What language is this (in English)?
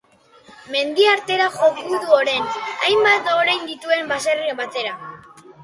Basque